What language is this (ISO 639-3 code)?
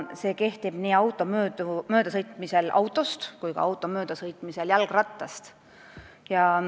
est